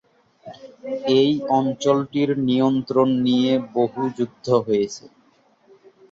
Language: Bangla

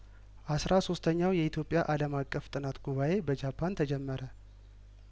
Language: Amharic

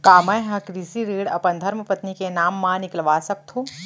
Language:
Chhattisgarhi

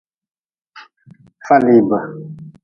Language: Nawdm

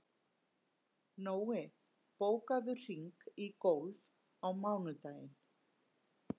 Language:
Icelandic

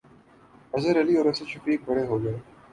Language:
Urdu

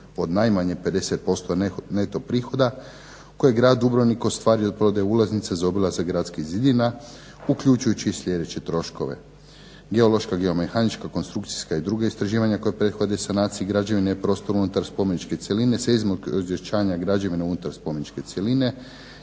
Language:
Croatian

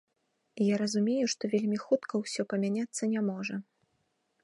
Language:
Belarusian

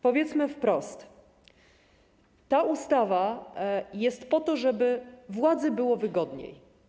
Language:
Polish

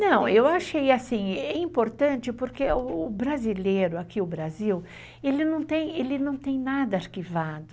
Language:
Portuguese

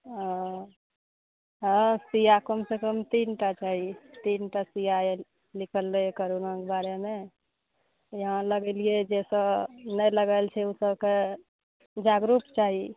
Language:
Maithili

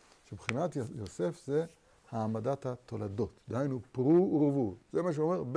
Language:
Hebrew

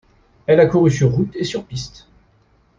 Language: French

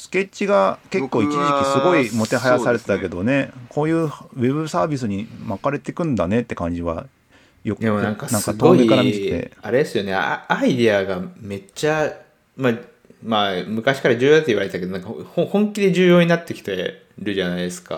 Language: Japanese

